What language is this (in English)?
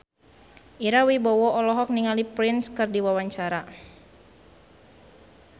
Sundanese